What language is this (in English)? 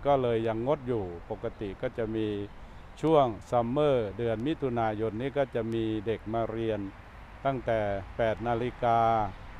Thai